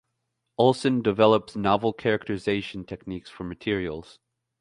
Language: English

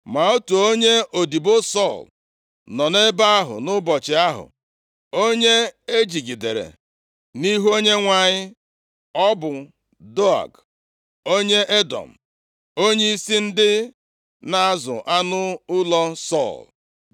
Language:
Igbo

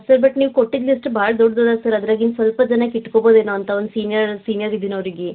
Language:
Kannada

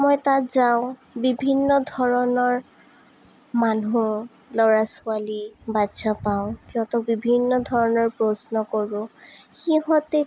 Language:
Assamese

